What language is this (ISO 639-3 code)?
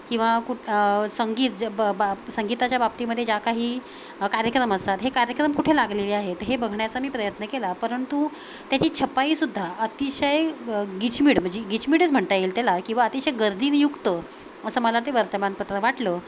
mar